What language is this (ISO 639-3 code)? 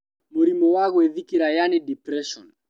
kik